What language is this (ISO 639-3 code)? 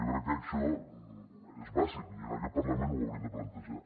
cat